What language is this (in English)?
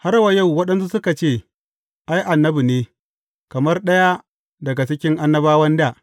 Hausa